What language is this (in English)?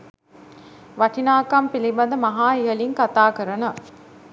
Sinhala